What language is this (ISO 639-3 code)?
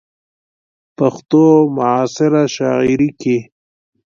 pus